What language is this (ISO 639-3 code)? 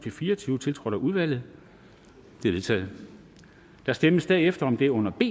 dan